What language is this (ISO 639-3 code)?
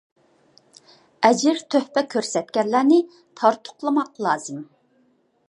uig